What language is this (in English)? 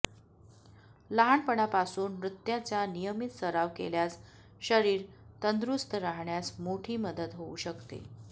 Marathi